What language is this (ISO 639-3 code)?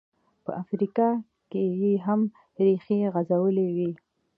pus